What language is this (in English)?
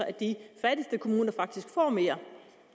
Danish